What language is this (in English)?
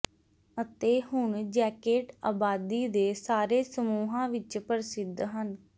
Punjabi